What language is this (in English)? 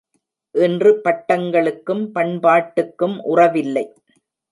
Tamil